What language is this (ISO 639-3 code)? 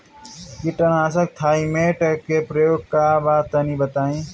bho